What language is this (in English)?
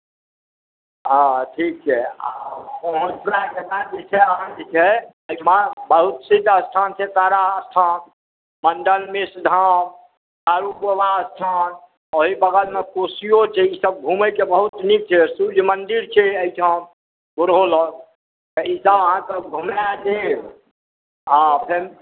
Maithili